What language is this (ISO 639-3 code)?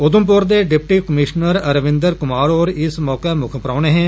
doi